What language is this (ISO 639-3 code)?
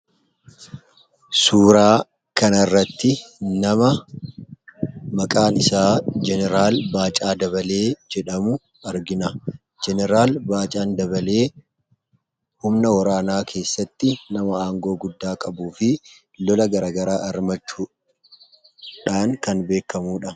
orm